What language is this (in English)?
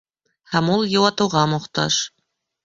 Bashkir